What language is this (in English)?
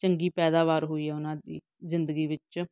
Punjabi